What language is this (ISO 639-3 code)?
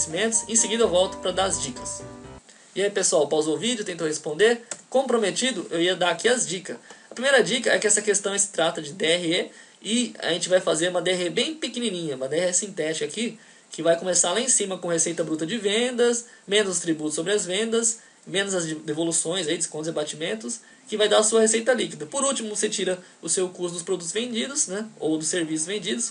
por